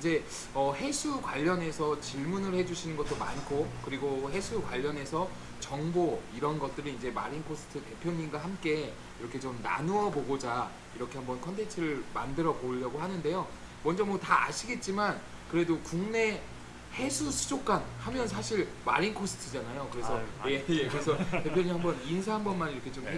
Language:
Korean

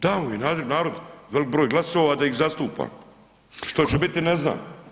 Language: Croatian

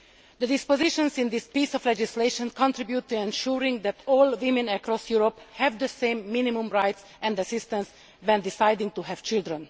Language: English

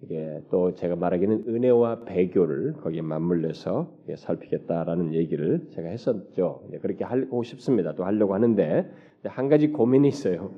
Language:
Korean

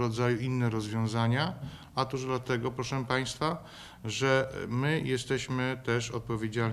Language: Polish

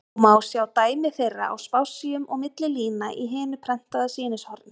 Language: Icelandic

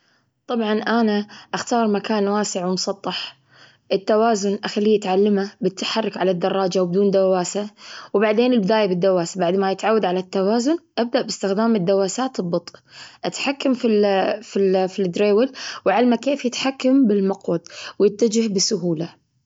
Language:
Gulf Arabic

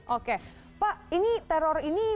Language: Indonesian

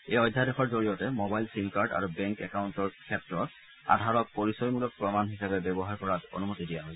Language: Assamese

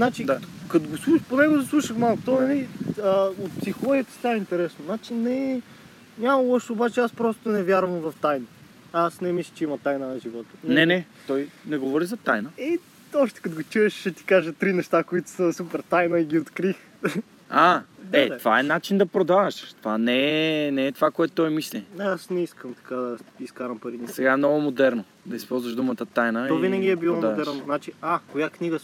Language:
Bulgarian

